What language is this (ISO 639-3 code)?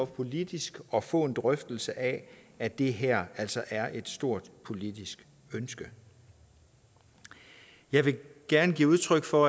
dan